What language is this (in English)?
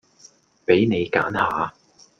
Cantonese